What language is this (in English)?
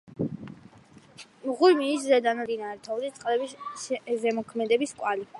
Georgian